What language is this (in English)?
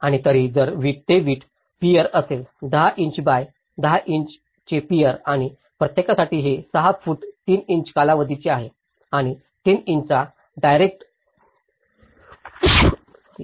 Marathi